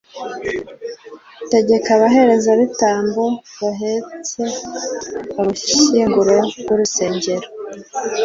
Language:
Kinyarwanda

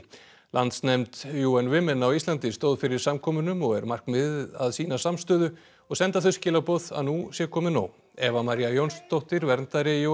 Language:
Icelandic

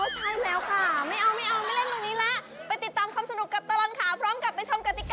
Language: Thai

